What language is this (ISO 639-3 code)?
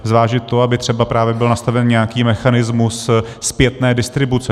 ces